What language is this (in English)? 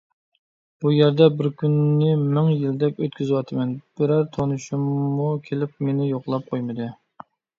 Uyghur